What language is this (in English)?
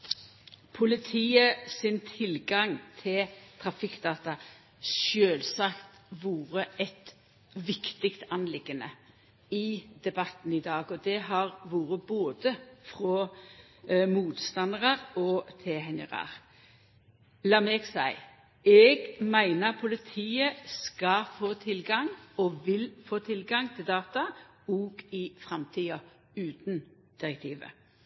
Norwegian Nynorsk